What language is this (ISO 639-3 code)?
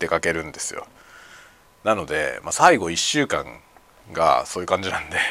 jpn